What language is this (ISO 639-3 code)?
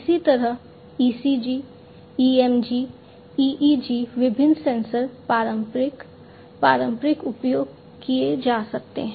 hin